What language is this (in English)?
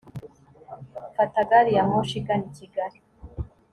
Kinyarwanda